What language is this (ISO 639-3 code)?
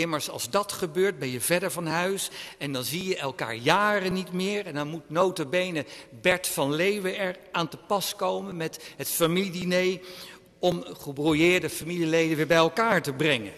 nld